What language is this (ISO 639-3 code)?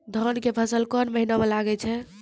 mai